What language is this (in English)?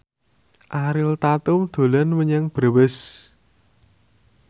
Javanese